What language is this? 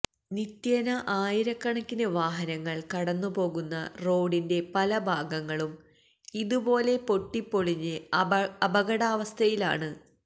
Malayalam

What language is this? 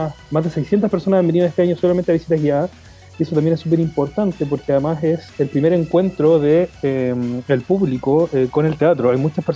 Spanish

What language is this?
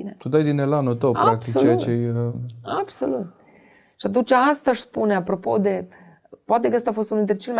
Romanian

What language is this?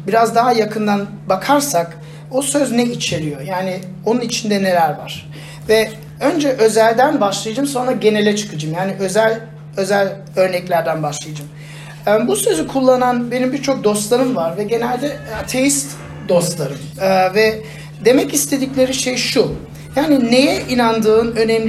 Turkish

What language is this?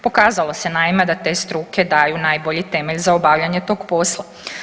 Croatian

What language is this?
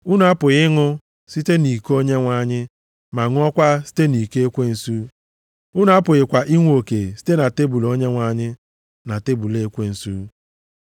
Igbo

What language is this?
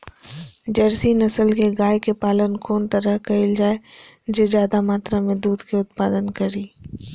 Maithili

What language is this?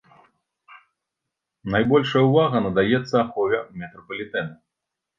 Belarusian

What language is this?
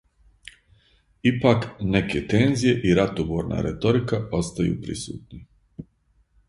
Serbian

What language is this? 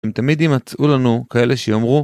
Hebrew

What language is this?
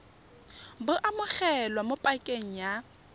Tswana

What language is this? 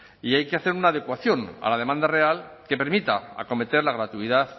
Spanish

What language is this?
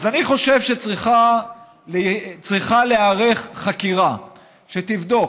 Hebrew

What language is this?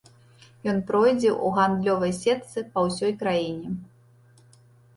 Belarusian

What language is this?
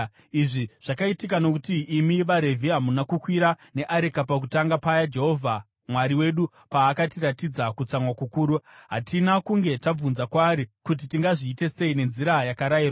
Shona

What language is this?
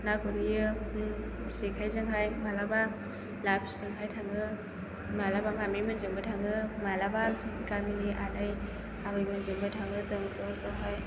Bodo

